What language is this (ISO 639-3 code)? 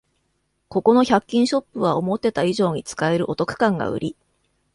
jpn